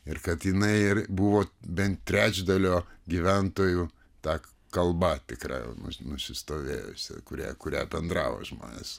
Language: Lithuanian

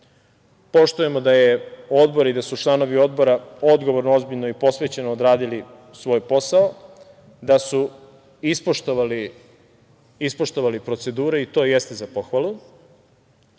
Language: Serbian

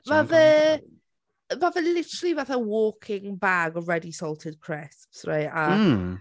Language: Welsh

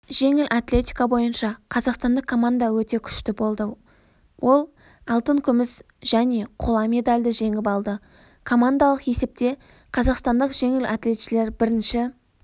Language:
Kazakh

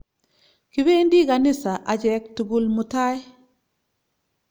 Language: Kalenjin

